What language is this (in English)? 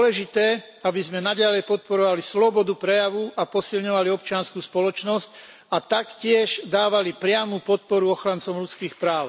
Slovak